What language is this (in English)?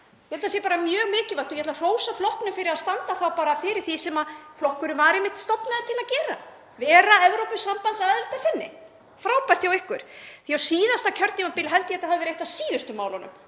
Icelandic